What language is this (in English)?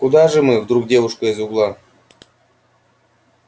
Russian